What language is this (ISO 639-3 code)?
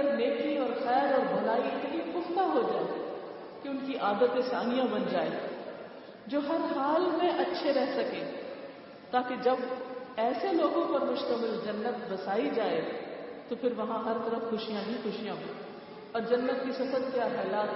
urd